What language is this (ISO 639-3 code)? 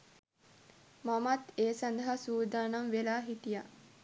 sin